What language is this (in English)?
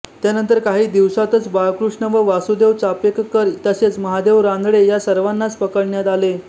Marathi